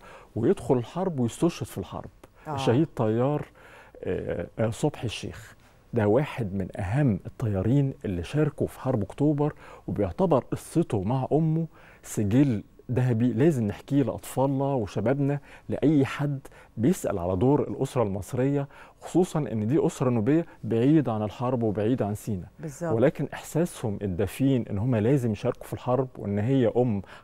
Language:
Arabic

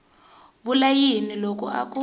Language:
Tsonga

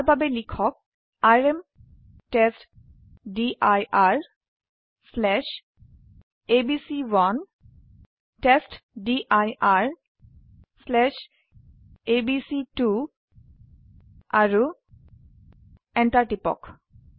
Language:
Assamese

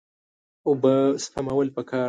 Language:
Pashto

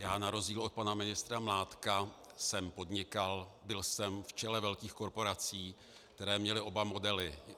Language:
Czech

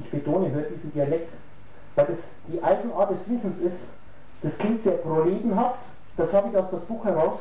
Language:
German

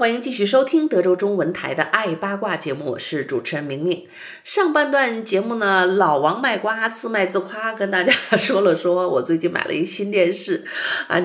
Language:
Chinese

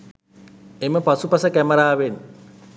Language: Sinhala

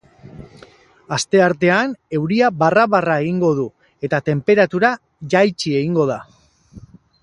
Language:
Basque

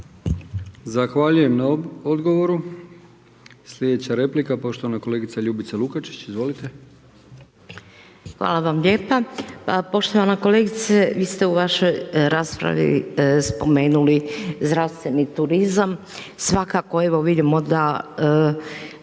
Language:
Croatian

